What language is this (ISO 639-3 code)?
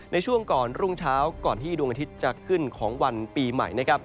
tha